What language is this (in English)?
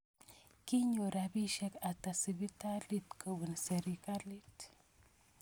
Kalenjin